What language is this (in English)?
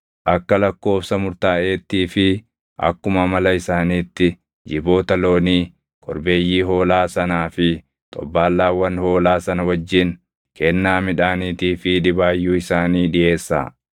Oromo